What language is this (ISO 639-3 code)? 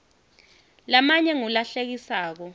ssw